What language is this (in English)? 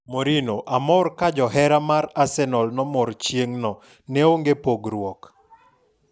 Luo (Kenya and Tanzania)